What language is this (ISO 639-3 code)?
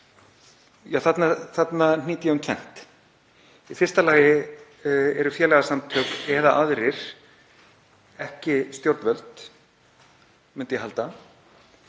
isl